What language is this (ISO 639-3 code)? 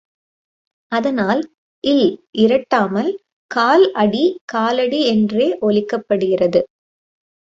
tam